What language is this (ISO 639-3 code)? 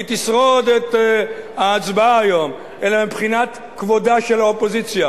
heb